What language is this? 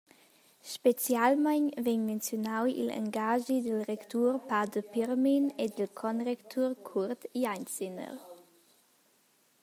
Romansh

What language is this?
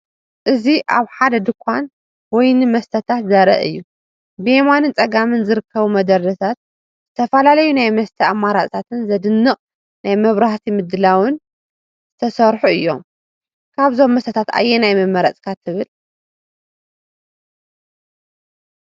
Tigrinya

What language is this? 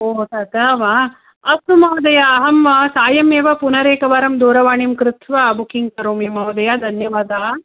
Sanskrit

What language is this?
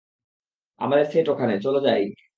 Bangla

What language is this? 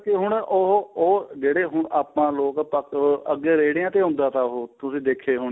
Punjabi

